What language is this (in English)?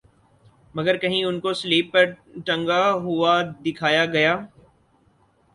Urdu